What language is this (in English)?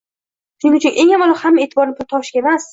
Uzbek